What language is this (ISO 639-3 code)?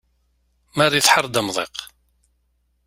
kab